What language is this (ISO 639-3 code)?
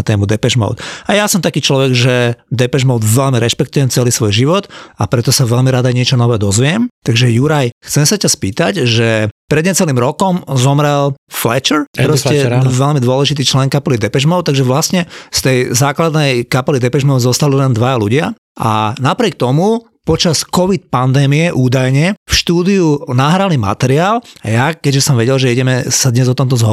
slk